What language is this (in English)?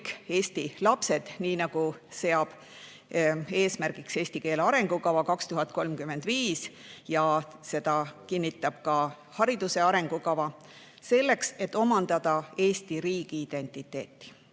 Estonian